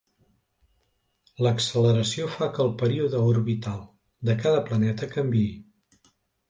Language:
Catalan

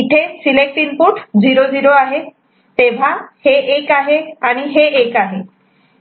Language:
Marathi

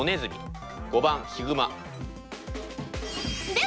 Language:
Japanese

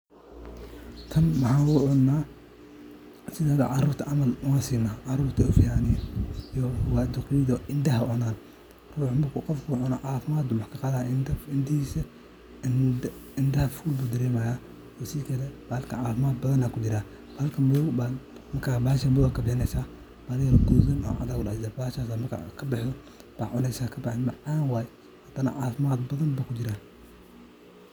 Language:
Somali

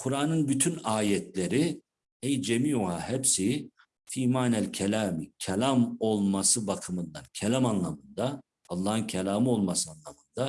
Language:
Turkish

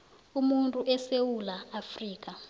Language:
South Ndebele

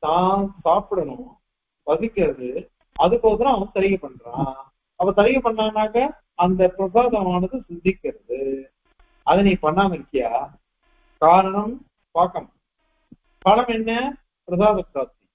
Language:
Tamil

